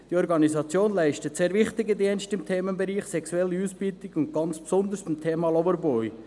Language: Swiss German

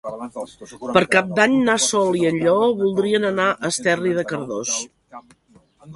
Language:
Catalan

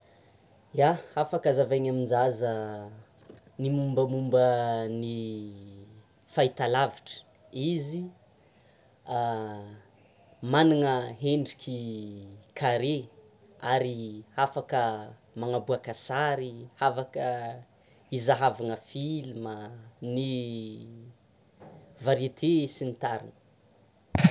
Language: Tsimihety Malagasy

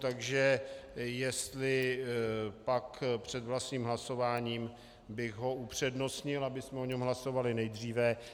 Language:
Czech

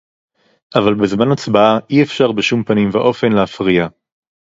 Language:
Hebrew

